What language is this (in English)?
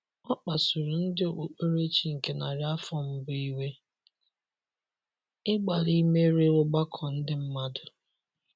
Igbo